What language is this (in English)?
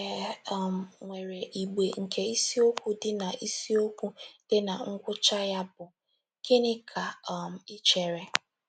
Igbo